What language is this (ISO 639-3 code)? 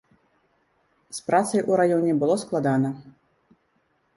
bel